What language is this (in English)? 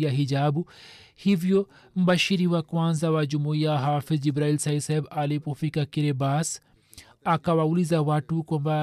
Swahili